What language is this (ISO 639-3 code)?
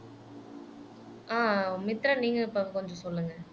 tam